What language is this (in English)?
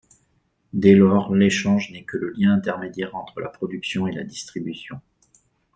French